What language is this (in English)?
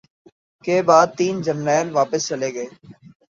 Urdu